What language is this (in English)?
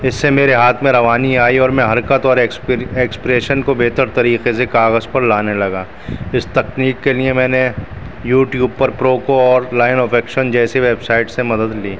Urdu